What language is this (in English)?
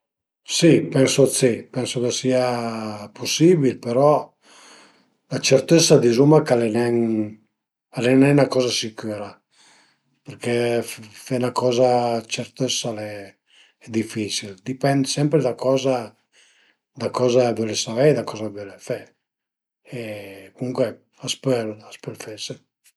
Piedmontese